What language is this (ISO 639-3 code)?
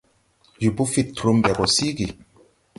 tui